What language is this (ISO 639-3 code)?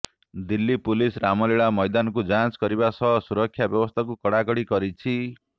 ori